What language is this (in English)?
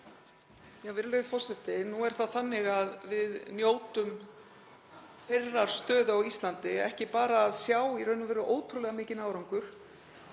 Icelandic